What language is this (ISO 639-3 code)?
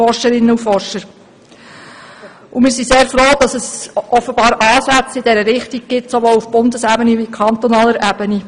gsw